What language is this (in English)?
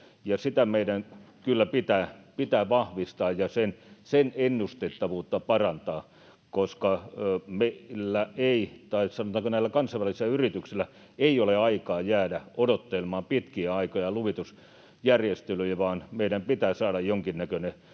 Finnish